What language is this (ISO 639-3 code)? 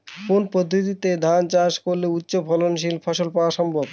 ben